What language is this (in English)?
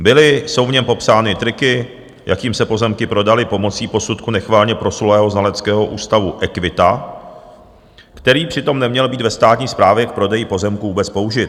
Czech